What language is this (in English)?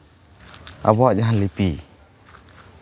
Santali